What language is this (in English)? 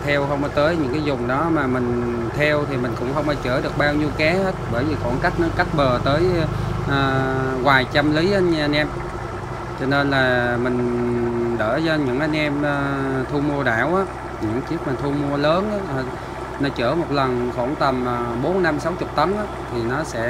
Vietnamese